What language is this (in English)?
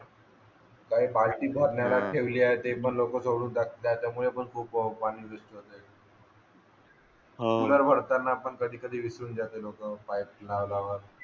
Marathi